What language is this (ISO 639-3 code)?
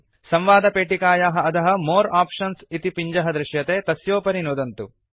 san